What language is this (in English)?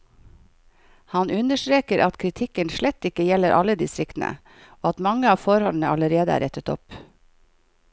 Norwegian